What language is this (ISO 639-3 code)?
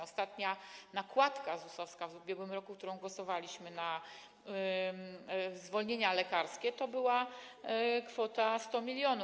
pol